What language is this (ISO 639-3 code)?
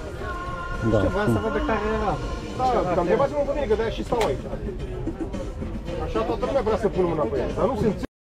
ron